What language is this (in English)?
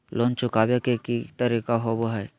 Magahi